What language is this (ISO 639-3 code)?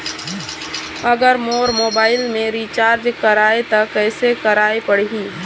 hne